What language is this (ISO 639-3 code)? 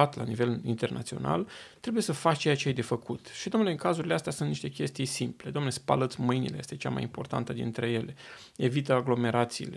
ron